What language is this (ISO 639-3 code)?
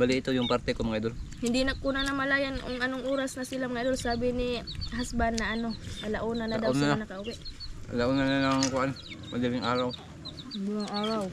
fil